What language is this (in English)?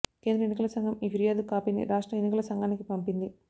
Telugu